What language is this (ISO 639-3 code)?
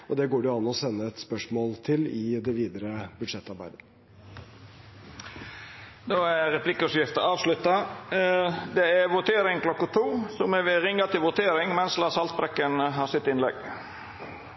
nor